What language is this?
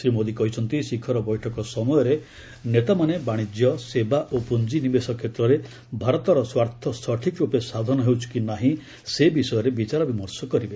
Odia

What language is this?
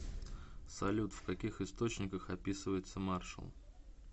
Russian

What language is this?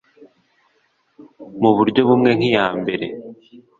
Kinyarwanda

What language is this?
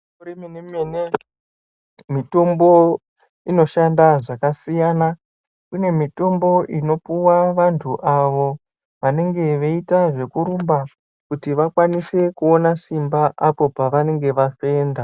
Ndau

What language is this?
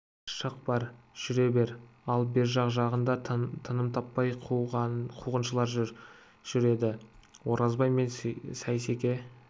Kazakh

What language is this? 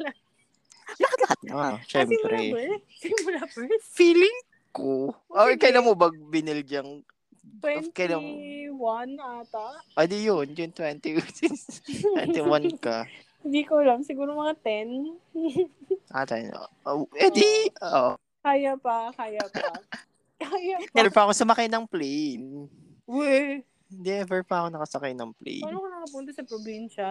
Filipino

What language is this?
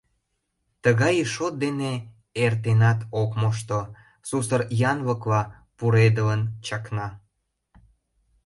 Mari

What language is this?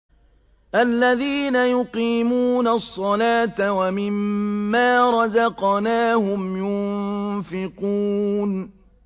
Arabic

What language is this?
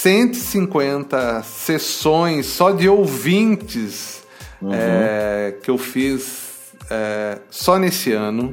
Portuguese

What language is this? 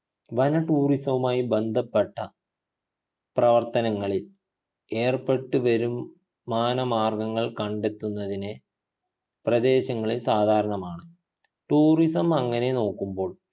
Malayalam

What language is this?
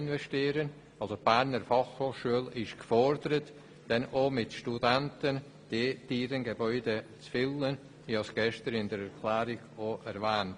Swiss German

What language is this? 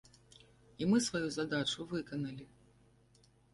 Belarusian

